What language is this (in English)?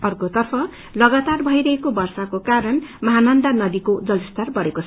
Nepali